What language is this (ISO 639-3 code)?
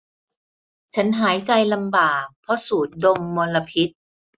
tha